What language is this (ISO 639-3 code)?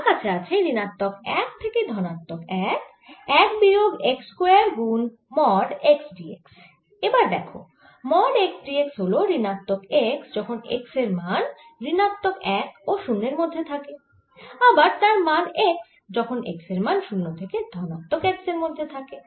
ben